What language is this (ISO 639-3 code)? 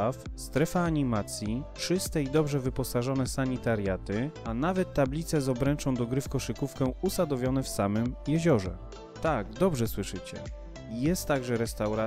pol